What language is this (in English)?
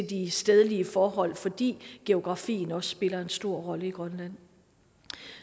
Danish